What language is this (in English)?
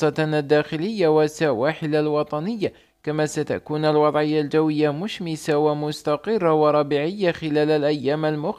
Arabic